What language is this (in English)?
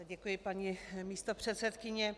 Czech